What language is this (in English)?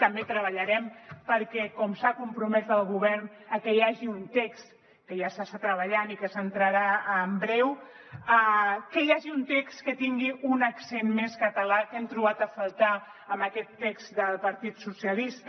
Catalan